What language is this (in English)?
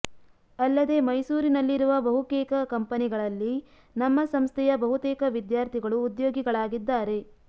Kannada